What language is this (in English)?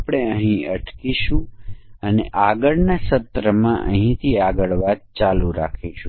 Gujarati